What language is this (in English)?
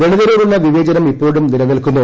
Malayalam